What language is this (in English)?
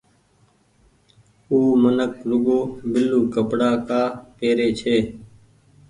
Goaria